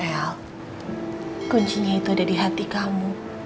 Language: Indonesian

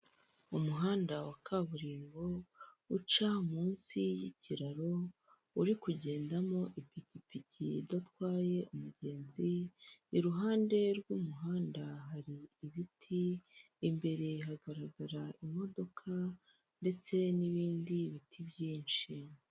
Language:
Kinyarwanda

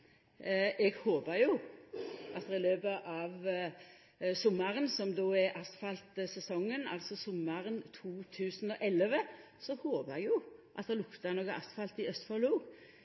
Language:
Norwegian Nynorsk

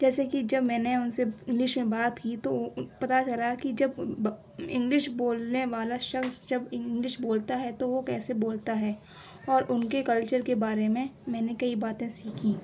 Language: Urdu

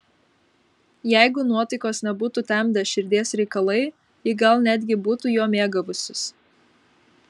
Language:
Lithuanian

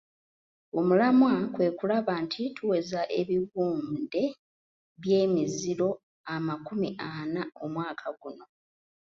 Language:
Ganda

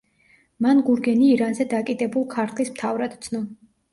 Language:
Georgian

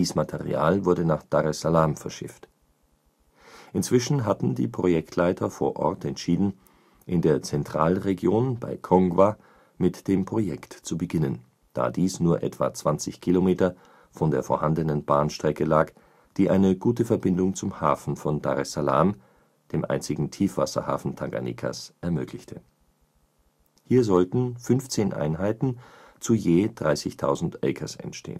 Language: German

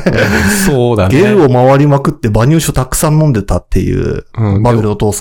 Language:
Japanese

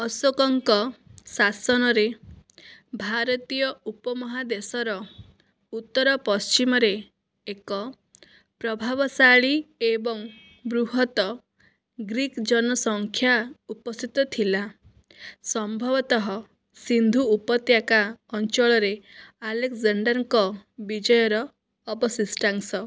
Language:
Odia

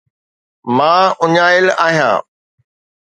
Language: Sindhi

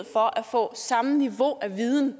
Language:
Danish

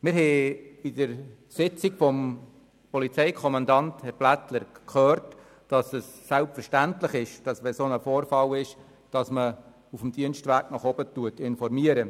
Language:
Swiss German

